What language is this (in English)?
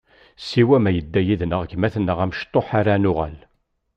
Kabyle